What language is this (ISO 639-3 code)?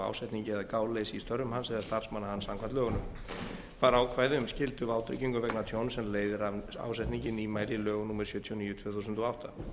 isl